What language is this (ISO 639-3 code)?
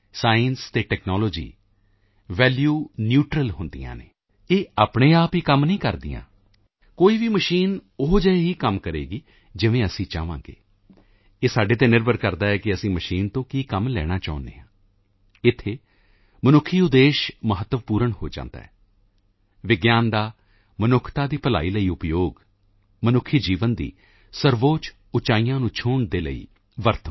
pan